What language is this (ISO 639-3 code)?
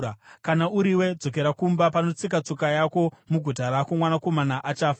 sna